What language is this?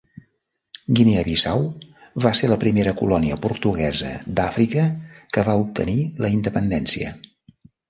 Catalan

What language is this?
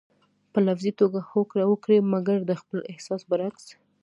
Pashto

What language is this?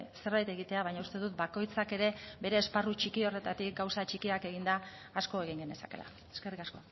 Basque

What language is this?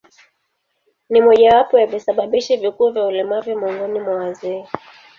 Swahili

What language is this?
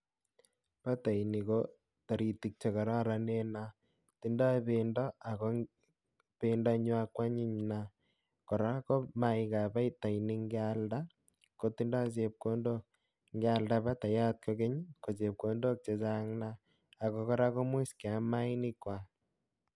Kalenjin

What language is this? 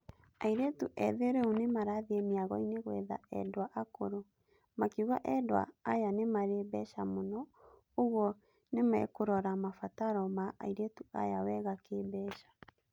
Kikuyu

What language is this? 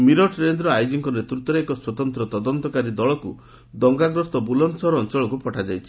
Odia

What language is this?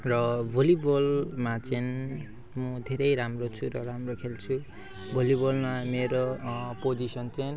Nepali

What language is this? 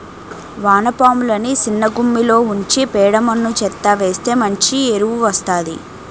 Telugu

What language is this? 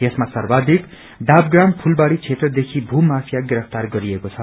Nepali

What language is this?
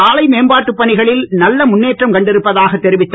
Tamil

